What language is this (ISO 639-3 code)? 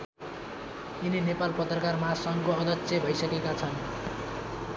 nep